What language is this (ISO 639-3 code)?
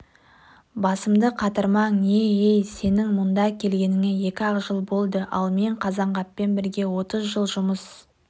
kaz